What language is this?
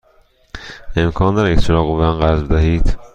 Persian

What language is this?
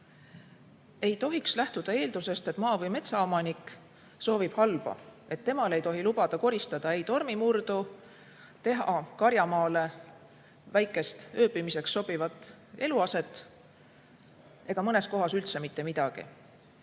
Estonian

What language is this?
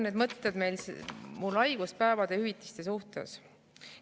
Estonian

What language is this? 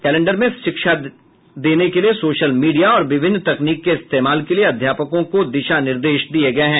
Hindi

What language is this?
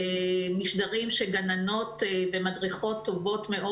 Hebrew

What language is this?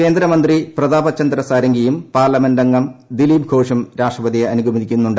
Malayalam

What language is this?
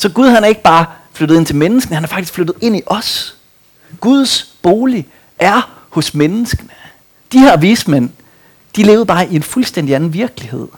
Danish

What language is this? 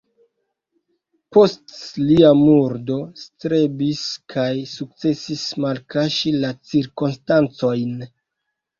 Esperanto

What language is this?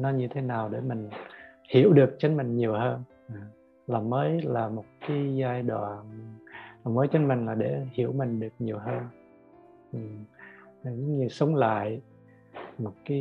Vietnamese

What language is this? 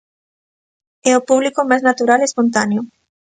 Galician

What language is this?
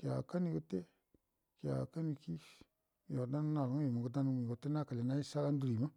Buduma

